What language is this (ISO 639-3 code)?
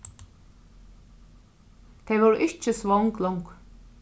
fao